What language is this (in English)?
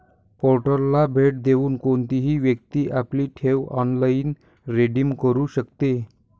Marathi